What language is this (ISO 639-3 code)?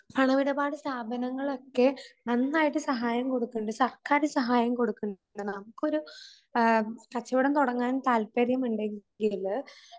mal